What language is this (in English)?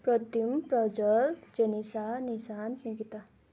Nepali